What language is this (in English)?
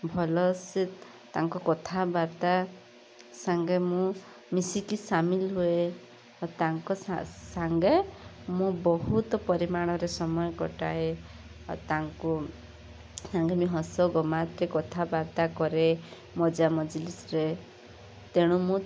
Odia